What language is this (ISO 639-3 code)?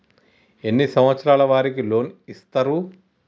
tel